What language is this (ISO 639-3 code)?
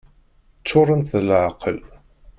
kab